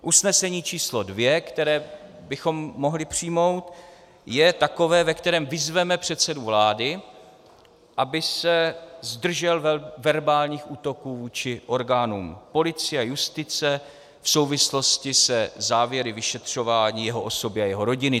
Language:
Czech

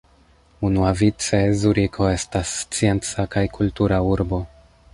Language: Esperanto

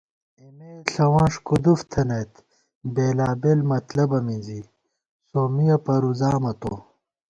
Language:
Gawar-Bati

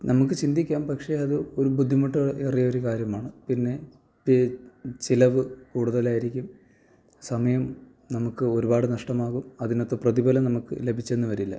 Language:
Malayalam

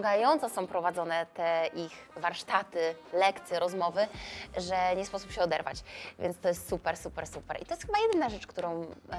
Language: Polish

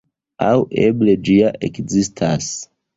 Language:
Esperanto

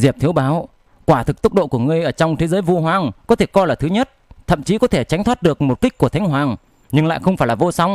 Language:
Vietnamese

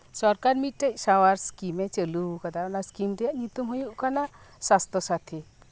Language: Santali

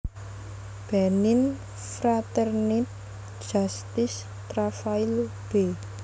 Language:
Javanese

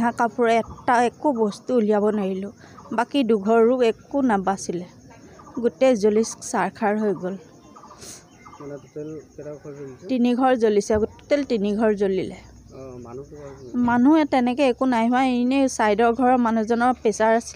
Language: Thai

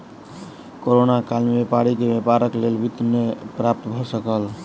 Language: Maithili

